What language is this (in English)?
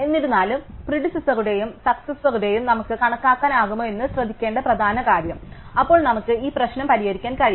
Malayalam